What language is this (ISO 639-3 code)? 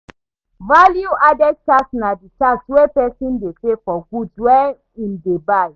pcm